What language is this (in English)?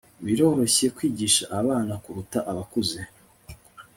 Kinyarwanda